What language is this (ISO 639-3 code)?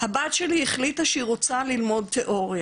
heb